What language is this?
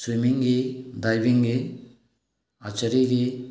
Manipuri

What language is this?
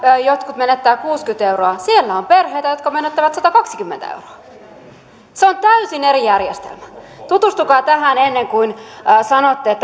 Finnish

